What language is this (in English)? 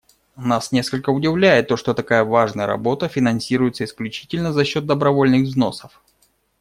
Russian